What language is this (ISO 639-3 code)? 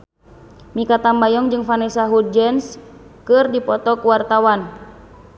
sun